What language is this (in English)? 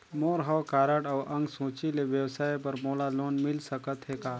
Chhattisgarhi